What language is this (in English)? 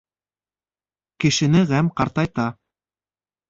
Bashkir